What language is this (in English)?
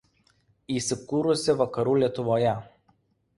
Lithuanian